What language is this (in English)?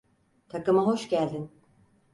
Turkish